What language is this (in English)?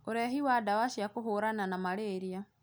Kikuyu